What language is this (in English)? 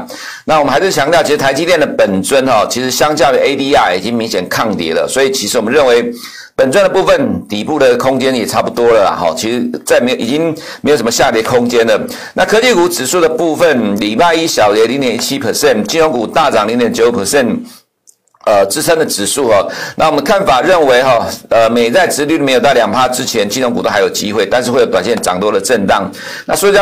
Chinese